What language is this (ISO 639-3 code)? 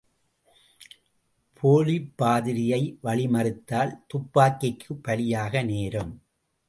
tam